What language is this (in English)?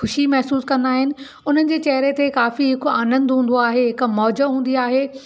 Sindhi